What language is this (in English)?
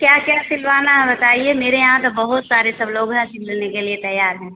Hindi